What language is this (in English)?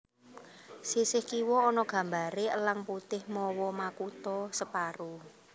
Javanese